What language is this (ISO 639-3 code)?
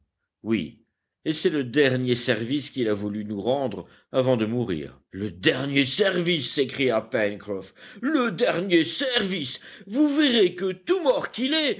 fra